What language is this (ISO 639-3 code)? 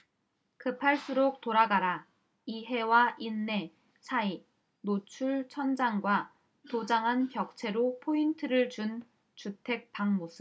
kor